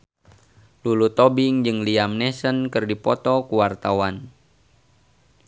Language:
Sundanese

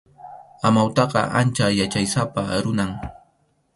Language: Arequipa-La Unión Quechua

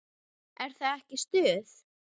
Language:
Icelandic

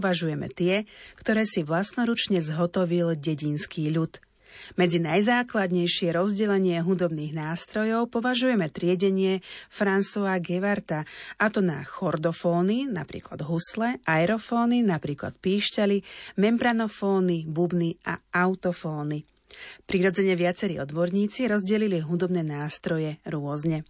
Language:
Slovak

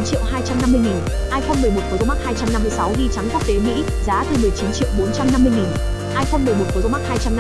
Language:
Vietnamese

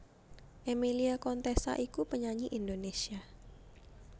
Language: Javanese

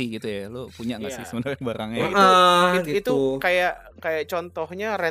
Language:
Indonesian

